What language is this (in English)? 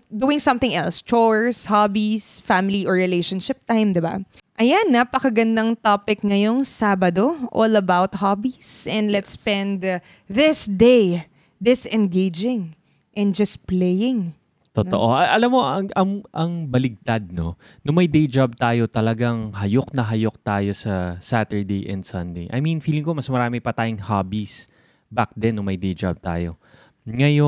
Filipino